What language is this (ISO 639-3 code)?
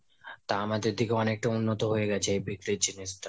ben